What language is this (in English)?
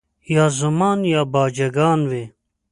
Pashto